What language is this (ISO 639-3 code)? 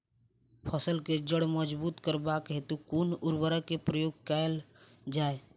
mai